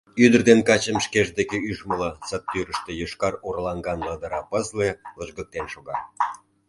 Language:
Mari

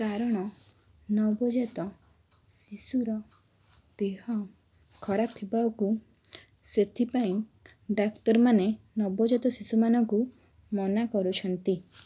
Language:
Odia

